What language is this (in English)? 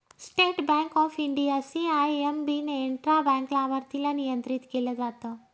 Marathi